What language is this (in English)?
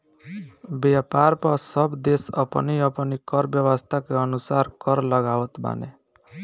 Bhojpuri